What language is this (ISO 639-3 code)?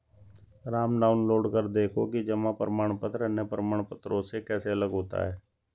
hin